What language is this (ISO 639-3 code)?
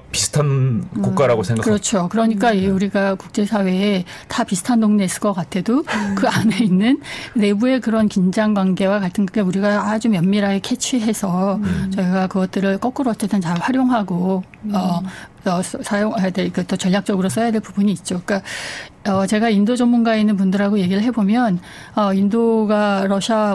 kor